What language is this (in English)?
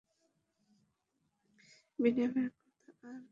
Bangla